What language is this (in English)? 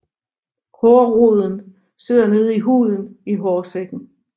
Danish